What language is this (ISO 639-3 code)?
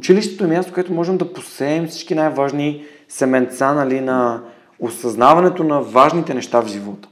bul